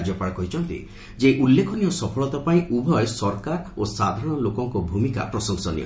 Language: Odia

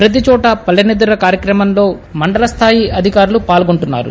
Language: Telugu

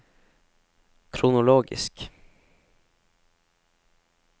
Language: Norwegian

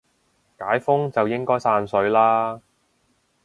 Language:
Cantonese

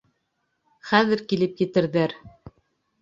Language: Bashkir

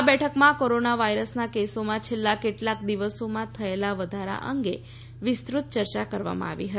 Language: Gujarati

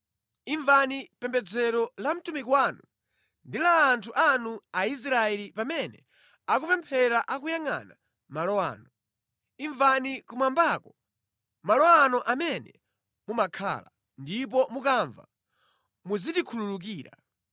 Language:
Nyanja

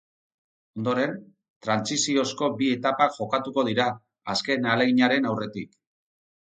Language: Basque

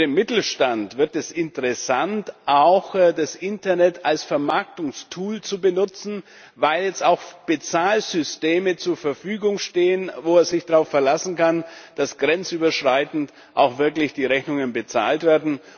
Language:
German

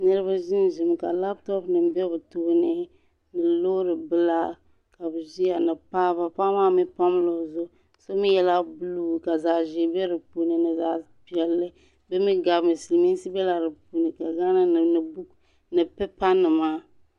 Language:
Dagbani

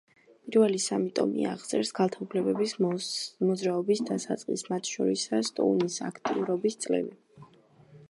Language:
Georgian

